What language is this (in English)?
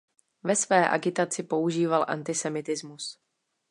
Czech